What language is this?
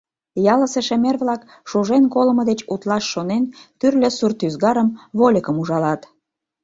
Mari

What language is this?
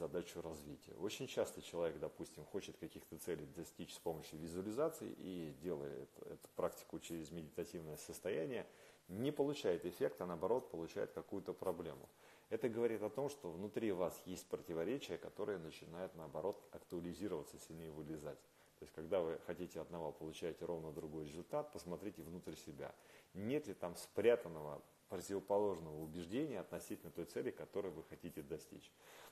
Russian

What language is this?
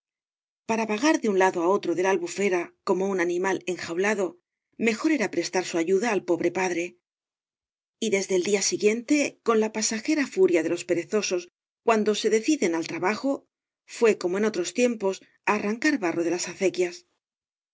Spanish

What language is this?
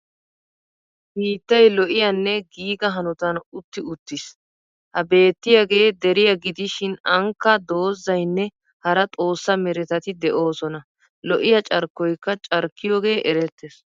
Wolaytta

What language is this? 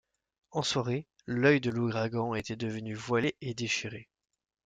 French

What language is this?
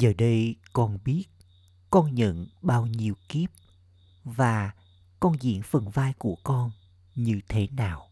Vietnamese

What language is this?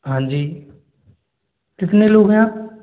Hindi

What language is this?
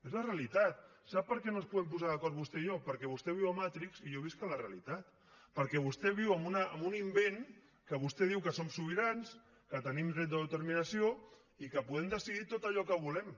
Catalan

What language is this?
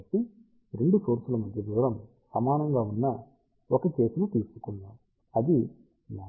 Telugu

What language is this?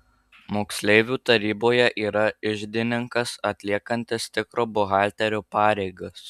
Lithuanian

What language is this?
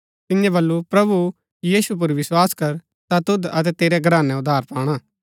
Gaddi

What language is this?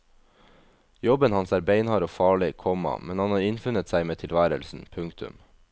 Norwegian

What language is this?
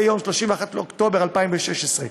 Hebrew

